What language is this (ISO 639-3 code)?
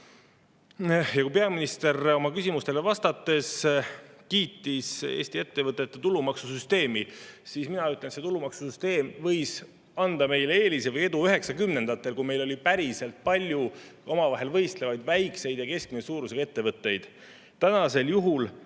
est